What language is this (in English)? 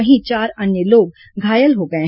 Hindi